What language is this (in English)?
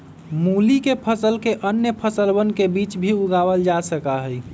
Magahi